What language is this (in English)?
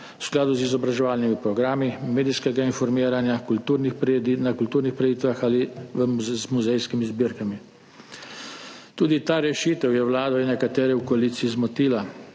Slovenian